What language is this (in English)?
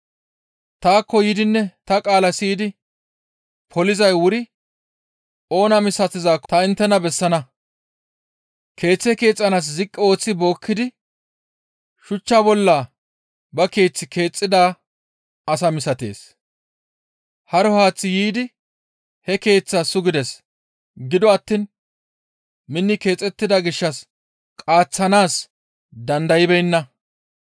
Gamo